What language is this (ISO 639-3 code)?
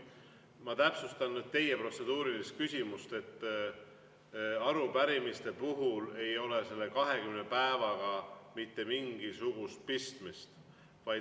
est